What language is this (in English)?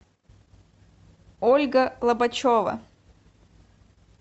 Russian